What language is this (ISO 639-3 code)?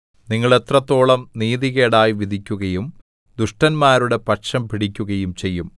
mal